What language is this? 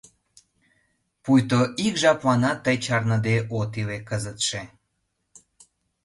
Mari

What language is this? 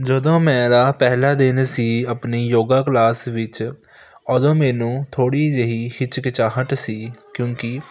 Punjabi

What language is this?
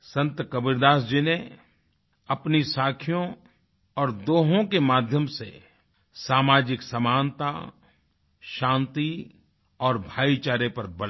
Hindi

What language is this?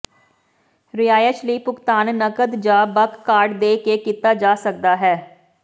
Punjabi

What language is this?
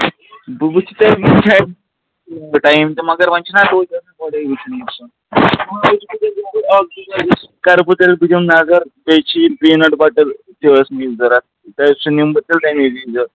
Kashmiri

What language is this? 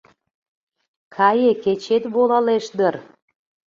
Mari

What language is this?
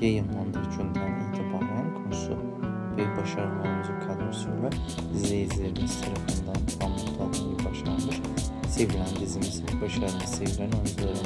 Turkish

